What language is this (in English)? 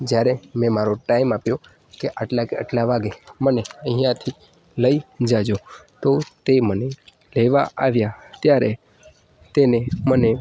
Gujarati